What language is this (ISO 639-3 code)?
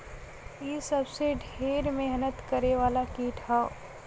bho